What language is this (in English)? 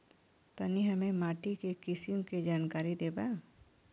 Bhojpuri